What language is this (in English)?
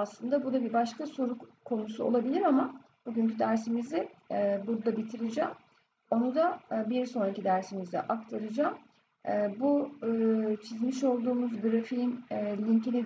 Turkish